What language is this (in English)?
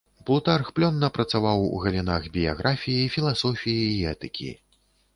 Belarusian